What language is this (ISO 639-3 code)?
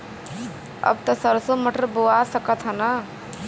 bho